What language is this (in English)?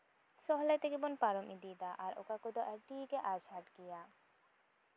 Santali